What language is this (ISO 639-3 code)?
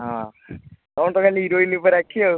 ori